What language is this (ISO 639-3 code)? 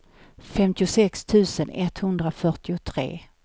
swe